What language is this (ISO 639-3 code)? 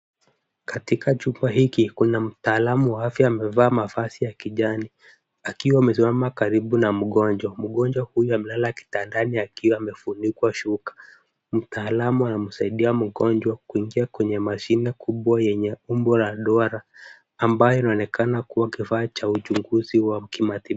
swa